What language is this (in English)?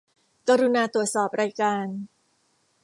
Thai